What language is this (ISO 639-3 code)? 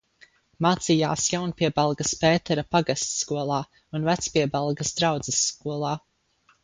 lav